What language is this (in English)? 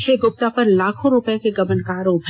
Hindi